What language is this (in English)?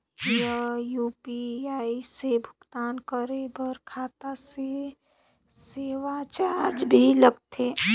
Chhattisgarhi